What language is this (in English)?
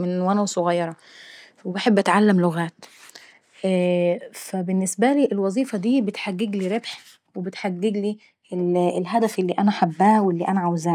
Saidi Arabic